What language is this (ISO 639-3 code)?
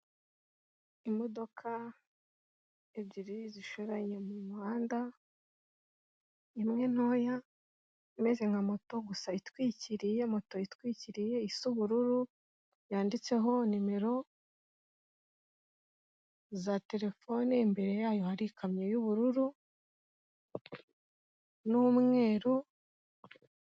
kin